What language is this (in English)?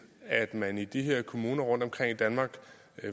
Danish